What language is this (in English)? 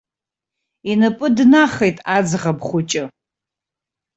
Abkhazian